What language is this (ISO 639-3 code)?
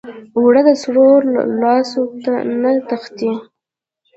pus